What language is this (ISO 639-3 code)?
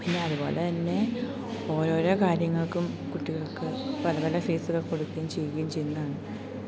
mal